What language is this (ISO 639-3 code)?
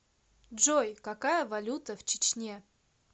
rus